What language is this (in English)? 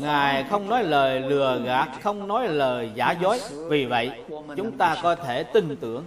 Vietnamese